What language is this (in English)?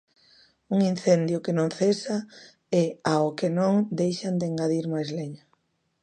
Galician